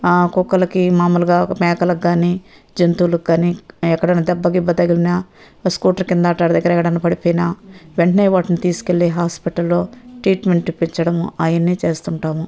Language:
Telugu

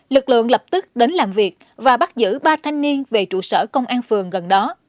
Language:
Vietnamese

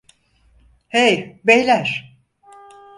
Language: Turkish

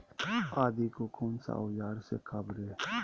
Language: Magahi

